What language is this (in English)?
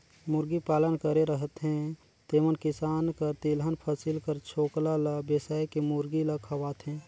Chhattisgarhi